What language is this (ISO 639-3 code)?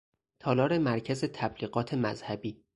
fas